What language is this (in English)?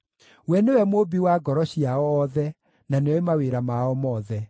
Kikuyu